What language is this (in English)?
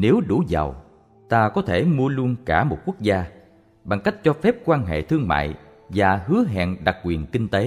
Vietnamese